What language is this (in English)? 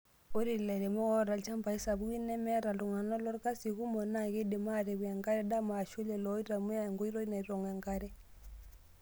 Masai